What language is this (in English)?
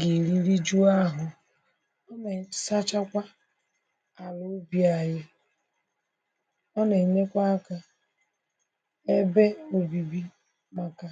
Igbo